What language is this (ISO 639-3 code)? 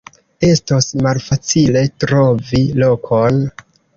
epo